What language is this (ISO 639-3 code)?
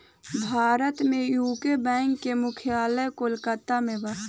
bho